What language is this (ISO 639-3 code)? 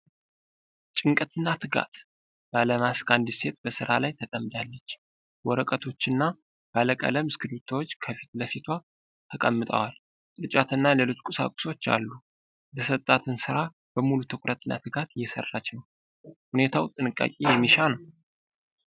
amh